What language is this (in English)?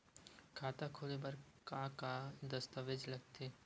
Chhattisgarhi